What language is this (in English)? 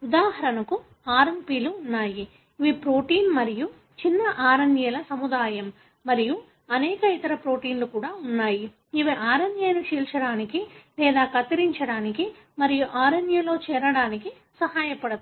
Telugu